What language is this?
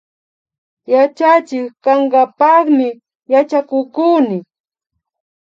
Imbabura Highland Quichua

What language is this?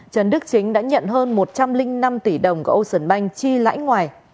Vietnamese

